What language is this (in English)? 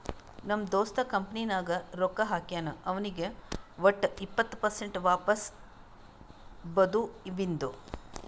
Kannada